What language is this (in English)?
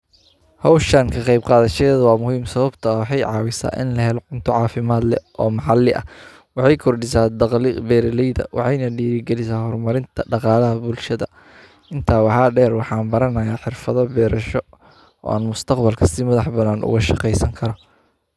Somali